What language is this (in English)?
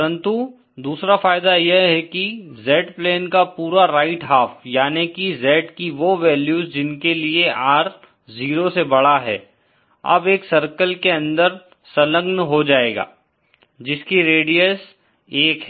Hindi